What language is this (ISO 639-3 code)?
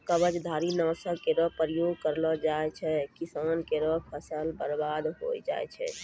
mai